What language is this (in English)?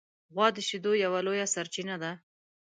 Pashto